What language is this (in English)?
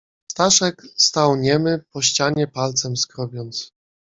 Polish